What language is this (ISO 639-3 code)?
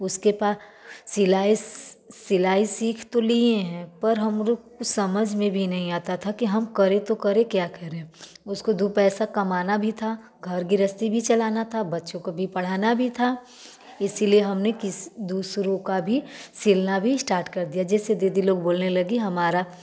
hin